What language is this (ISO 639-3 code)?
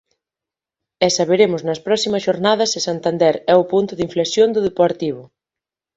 glg